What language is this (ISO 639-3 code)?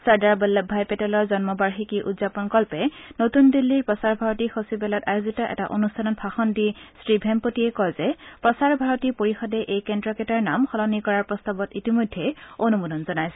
asm